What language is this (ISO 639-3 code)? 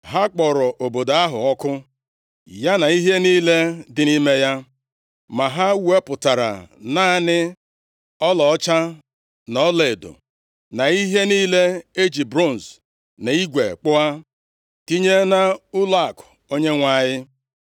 ibo